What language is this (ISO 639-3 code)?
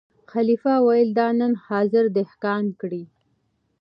pus